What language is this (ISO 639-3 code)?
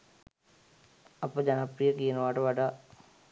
sin